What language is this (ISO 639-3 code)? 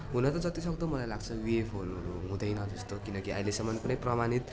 nep